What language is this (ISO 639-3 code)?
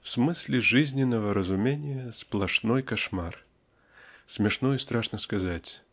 rus